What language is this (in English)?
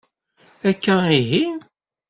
Kabyle